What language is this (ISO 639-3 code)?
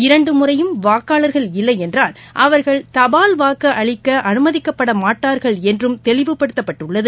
tam